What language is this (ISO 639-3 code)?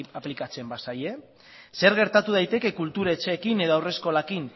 eus